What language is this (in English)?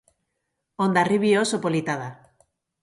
Basque